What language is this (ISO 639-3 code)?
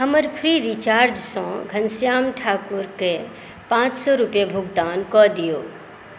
mai